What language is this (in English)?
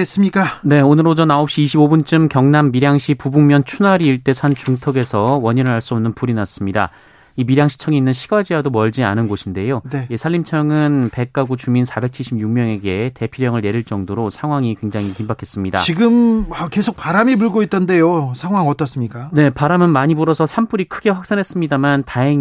Korean